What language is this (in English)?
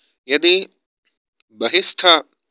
Sanskrit